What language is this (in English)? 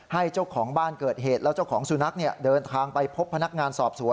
Thai